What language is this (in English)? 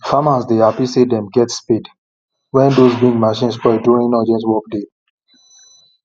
Nigerian Pidgin